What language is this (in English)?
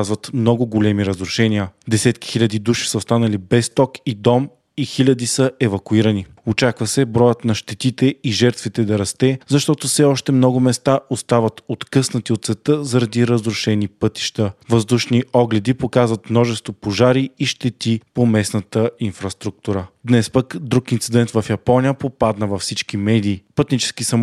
Bulgarian